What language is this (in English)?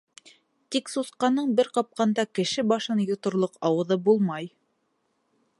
Bashkir